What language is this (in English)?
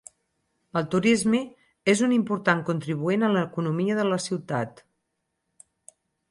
Catalan